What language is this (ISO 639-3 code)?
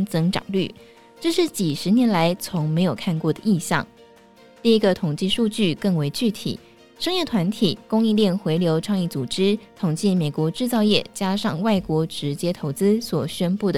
zho